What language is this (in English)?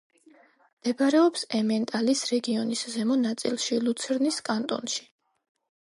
Georgian